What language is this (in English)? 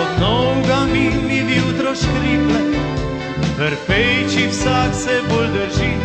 Romanian